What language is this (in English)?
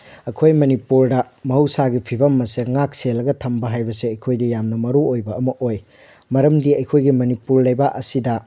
Manipuri